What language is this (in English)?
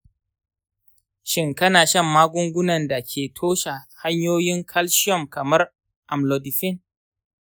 Hausa